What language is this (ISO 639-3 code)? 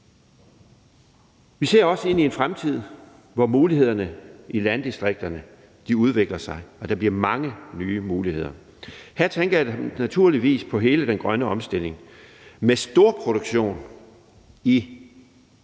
dan